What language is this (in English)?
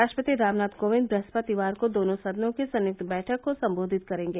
Hindi